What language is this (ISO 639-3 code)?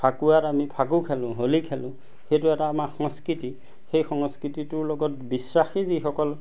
asm